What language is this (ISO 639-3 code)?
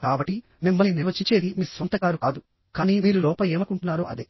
tel